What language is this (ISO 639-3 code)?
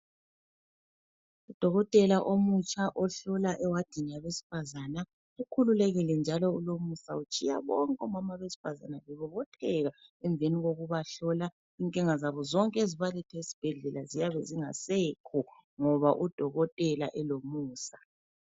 nde